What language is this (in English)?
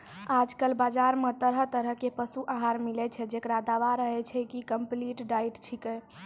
Maithili